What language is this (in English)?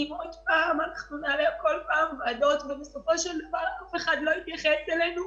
Hebrew